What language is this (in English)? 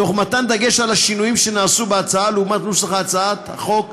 Hebrew